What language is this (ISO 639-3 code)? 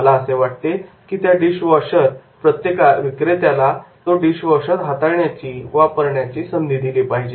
mar